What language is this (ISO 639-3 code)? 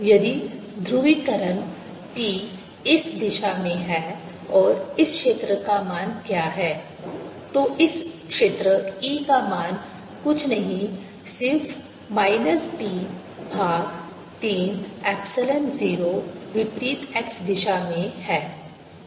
hin